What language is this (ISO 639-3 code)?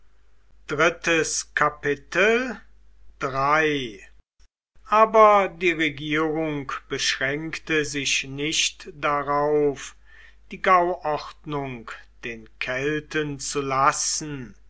deu